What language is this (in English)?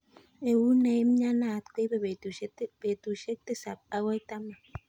Kalenjin